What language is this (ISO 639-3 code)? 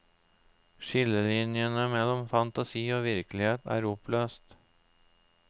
nor